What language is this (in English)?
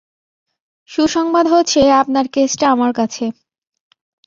Bangla